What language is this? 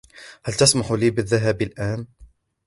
Arabic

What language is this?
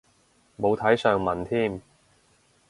Cantonese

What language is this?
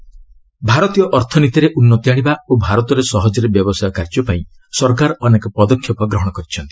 Odia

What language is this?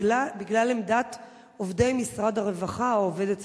Hebrew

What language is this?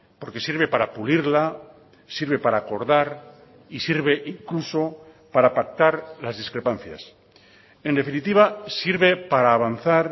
Spanish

